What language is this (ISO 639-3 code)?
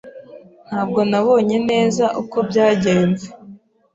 kin